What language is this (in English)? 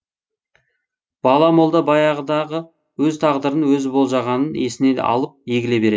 Kazakh